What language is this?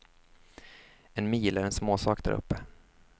Swedish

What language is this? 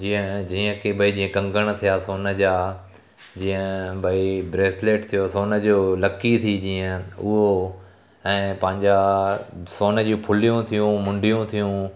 Sindhi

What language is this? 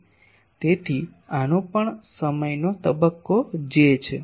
Gujarati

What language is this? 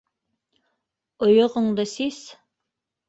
Bashkir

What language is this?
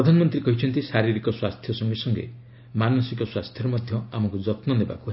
Odia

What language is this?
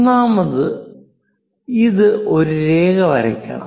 Malayalam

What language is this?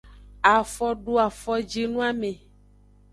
Aja (Benin)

